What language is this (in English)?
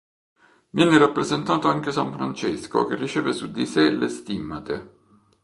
Italian